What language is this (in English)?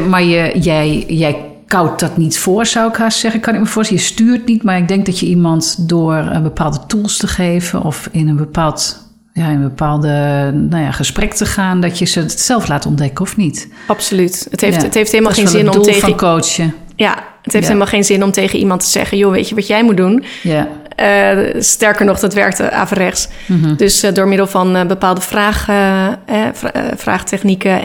Dutch